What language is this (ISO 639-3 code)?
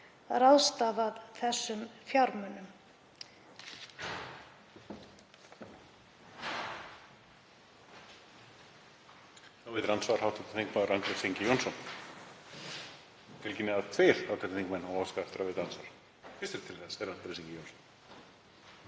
isl